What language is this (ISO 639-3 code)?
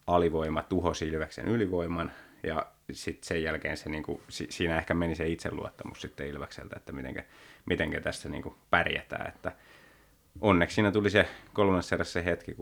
fin